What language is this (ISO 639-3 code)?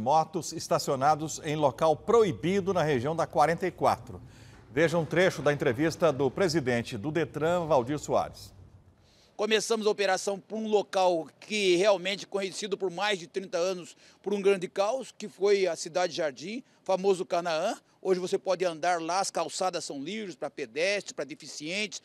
por